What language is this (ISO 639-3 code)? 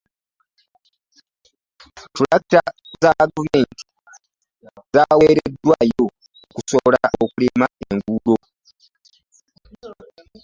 lug